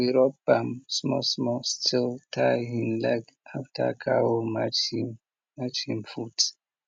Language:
Nigerian Pidgin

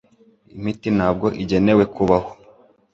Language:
Kinyarwanda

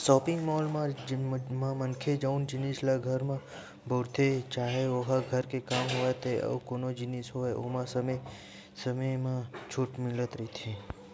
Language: Chhattisgarhi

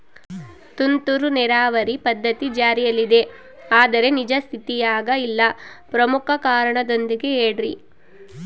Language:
Kannada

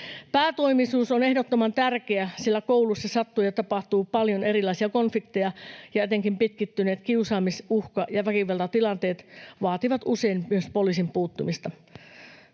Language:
Finnish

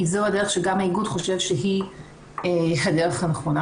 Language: Hebrew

